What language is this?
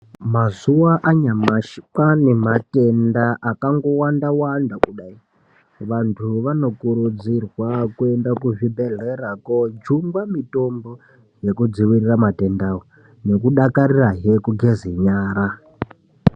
Ndau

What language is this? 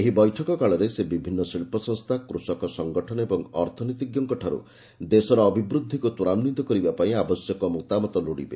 Odia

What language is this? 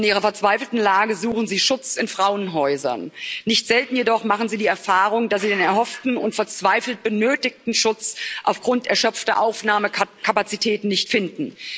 German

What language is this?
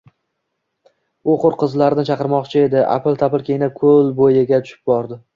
Uzbek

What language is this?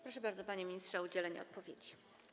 Polish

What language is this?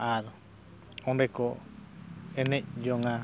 Santali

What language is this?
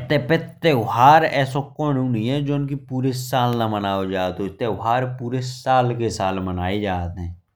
Bundeli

